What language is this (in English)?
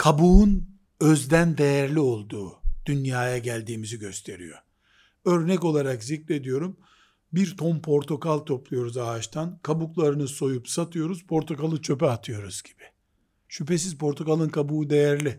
Turkish